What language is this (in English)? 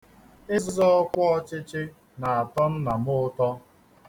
Igbo